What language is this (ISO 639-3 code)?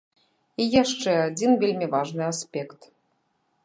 bel